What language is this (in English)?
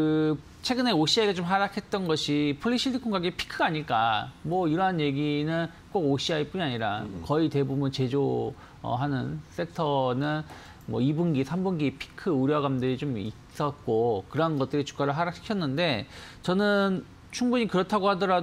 Korean